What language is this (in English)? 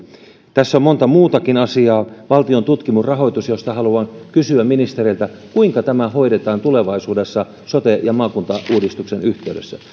Finnish